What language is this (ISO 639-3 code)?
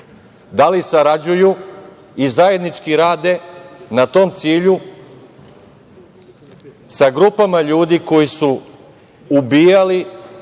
srp